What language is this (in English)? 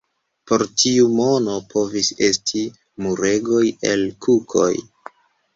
Esperanto